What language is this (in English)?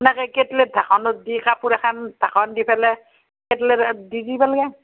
Assamese